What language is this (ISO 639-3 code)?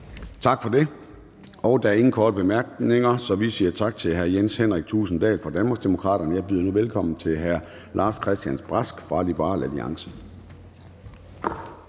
dan